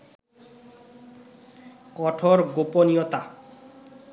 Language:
Bangla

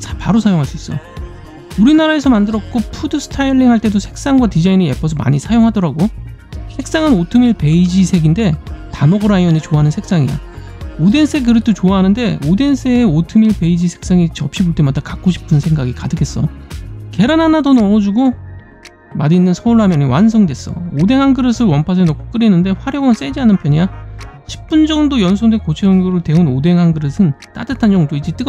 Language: Korean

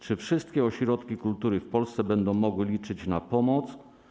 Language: Polish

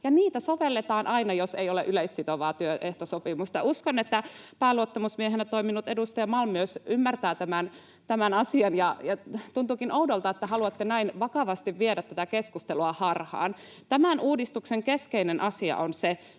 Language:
Finnish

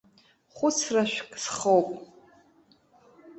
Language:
Abkhazian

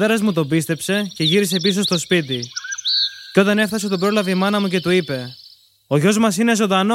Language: Greek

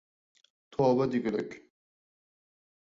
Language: Uyghur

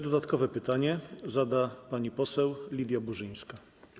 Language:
Polish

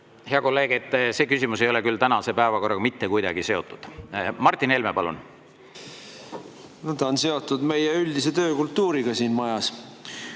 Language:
Estonian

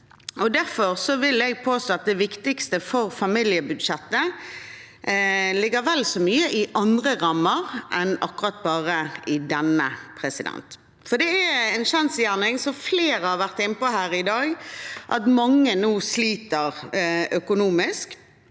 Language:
Norwegian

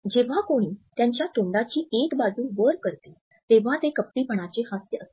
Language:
Marathi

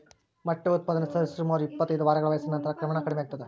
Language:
Kannada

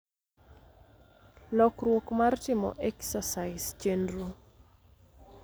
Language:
Luo (Kenya and Tanzania)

